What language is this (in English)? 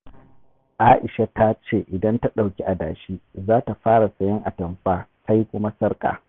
Hausa